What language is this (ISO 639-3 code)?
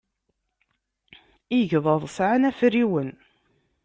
kab